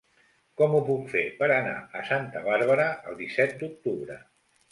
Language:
Catalan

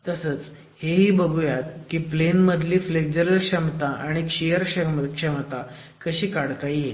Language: Marathi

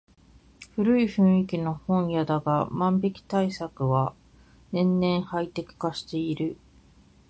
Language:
Japanese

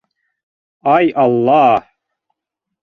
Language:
Bashkir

